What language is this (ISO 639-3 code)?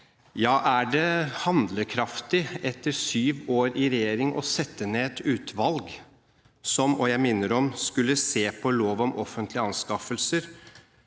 nor